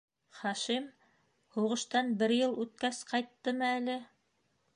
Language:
Bashkir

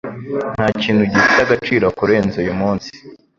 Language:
Kinyarwanda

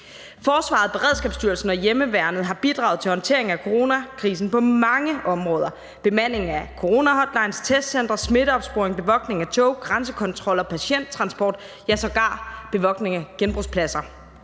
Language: Danish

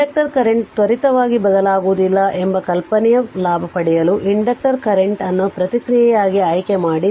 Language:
Kannada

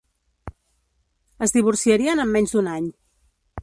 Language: Catalan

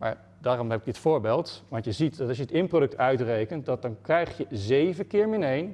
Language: Dutch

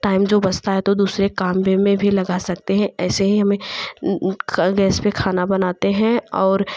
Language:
Hindi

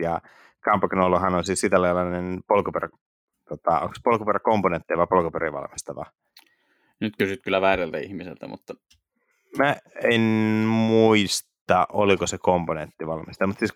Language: Finnish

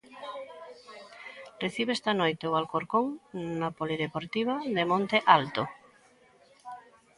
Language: Galician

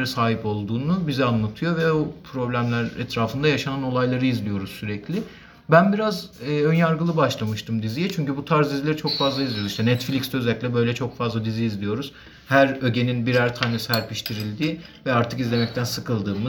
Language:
Turkish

